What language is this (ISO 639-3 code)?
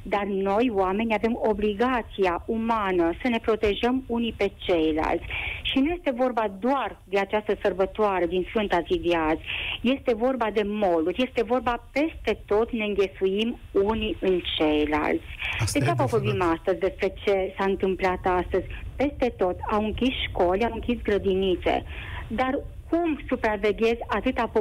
ron